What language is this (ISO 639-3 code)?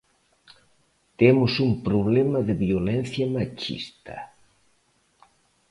glg